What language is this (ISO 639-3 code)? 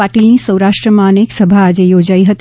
guj